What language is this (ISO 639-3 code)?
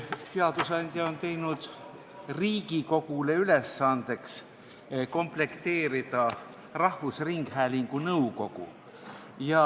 est